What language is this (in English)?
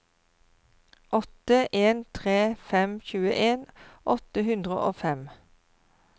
Norwegian